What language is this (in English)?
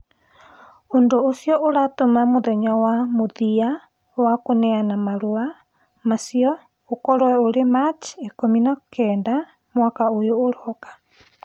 Kikuyu